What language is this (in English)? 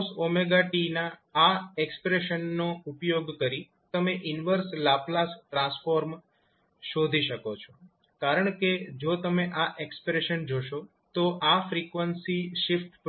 Gujarati